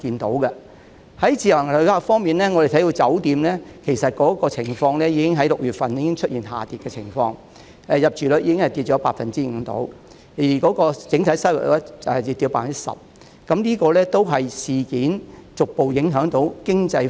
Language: Cantonese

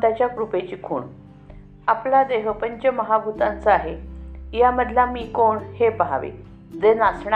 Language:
Marathi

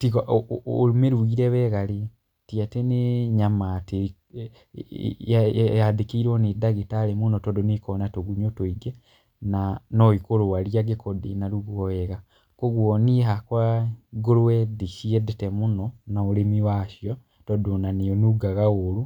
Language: Kikuyu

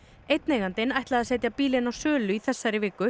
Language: Icelandic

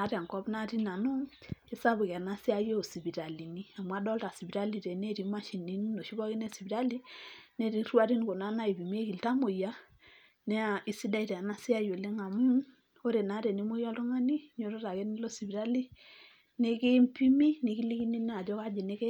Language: Masai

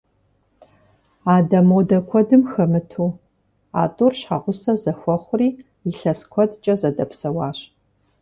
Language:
Kabardian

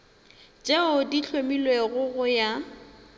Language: Northern Sotho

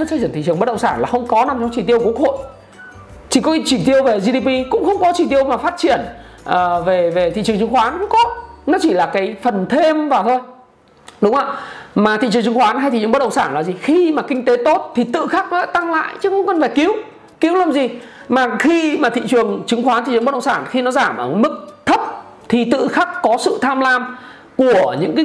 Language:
Vietnamese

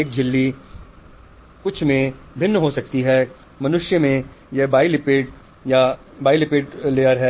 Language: Hindi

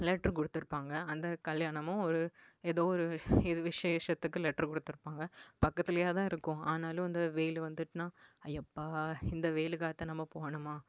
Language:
Tamil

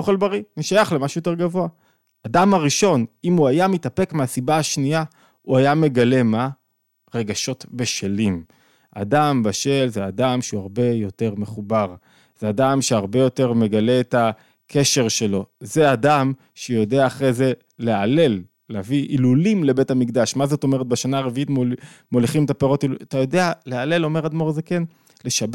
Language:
Hebrew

